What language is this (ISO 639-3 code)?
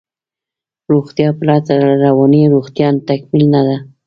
pus